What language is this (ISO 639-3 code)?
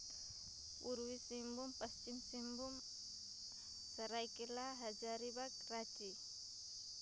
sat